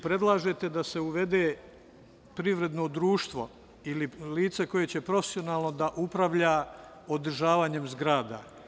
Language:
Serbian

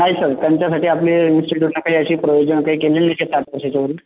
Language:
Marathi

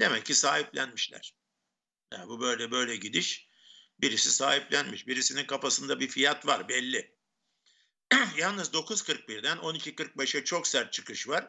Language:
Turkish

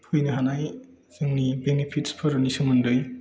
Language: Bodo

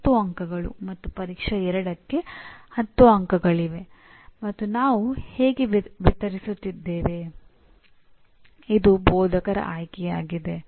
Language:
Kannada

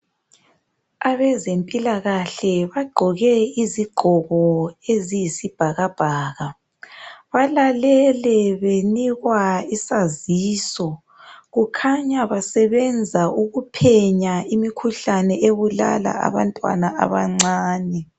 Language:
North Ndebele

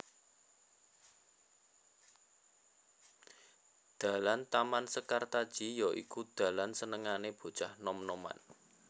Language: Javanese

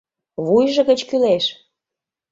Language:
Mari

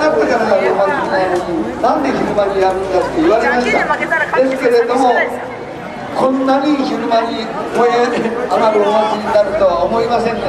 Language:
Japanese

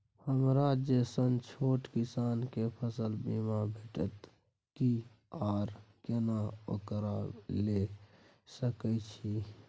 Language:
Maithili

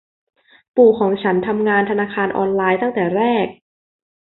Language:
Thai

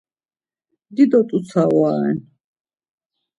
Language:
Laz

